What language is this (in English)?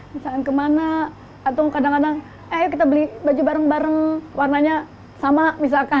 Indonesian